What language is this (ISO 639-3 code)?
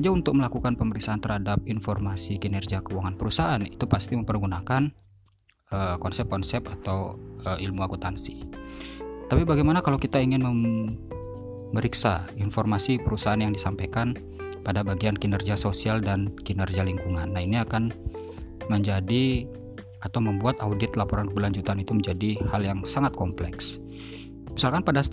ind